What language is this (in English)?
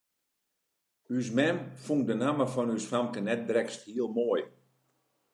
Western Frisian